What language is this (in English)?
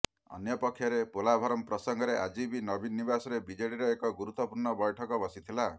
Odia